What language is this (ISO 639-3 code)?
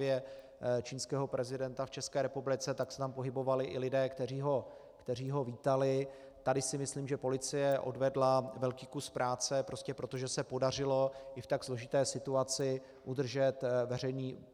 ces